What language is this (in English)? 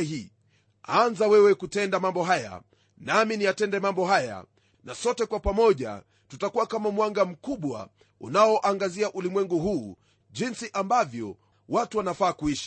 Swahili